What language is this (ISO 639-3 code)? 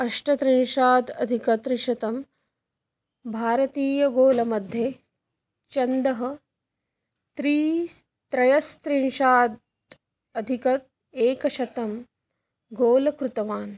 san